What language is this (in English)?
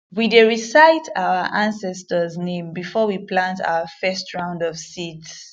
Nigerian Pidgin